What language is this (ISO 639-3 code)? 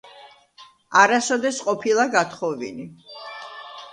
kat